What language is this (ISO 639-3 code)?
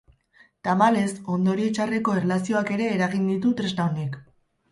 eus